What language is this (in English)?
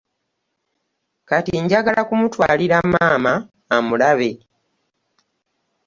Ganda